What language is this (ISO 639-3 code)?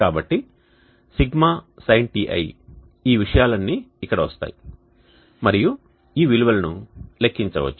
tel